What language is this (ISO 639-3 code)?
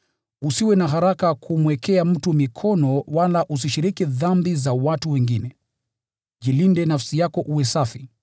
swa